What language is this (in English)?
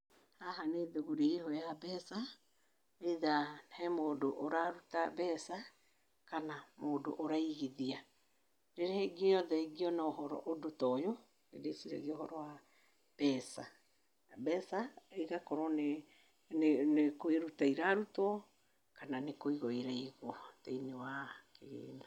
Kikuyu